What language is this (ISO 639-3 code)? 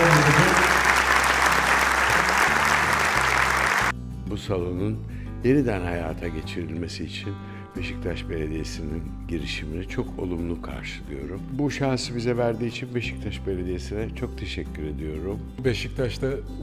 tur